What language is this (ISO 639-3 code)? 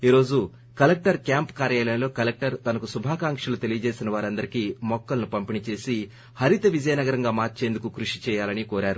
tel